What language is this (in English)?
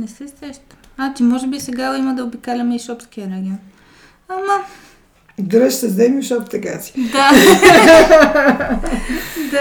Bulgarian